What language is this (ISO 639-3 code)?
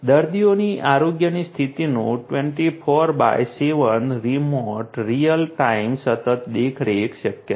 guj